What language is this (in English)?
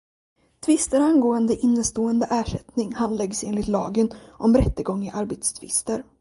Swedish